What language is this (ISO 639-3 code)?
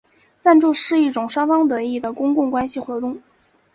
zho